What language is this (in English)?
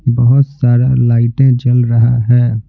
Hindi